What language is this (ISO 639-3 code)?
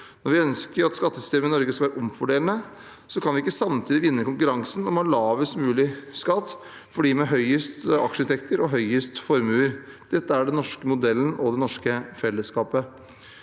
nor